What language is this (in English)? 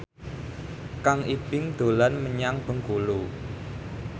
Javanese